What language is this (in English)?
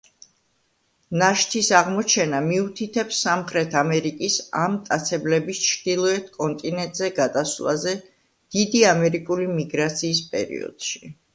Georgian